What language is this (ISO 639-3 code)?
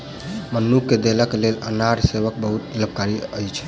mai